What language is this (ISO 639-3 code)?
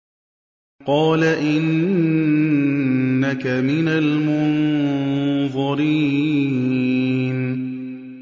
ara